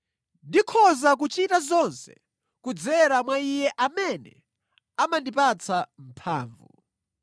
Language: Nyanja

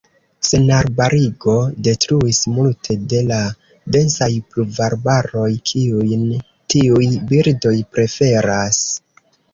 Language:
Esperanto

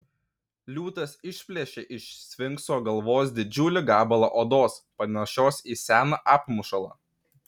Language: Lithuanian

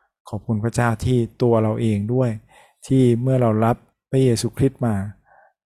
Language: Thai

